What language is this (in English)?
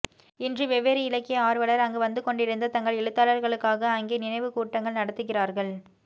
Tamil